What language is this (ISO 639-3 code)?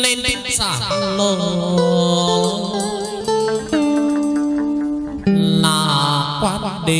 vie